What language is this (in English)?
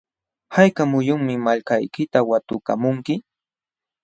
Jauja Wanca Quechua